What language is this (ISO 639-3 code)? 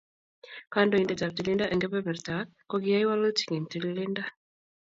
kln